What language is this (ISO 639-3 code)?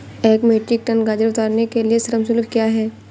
hin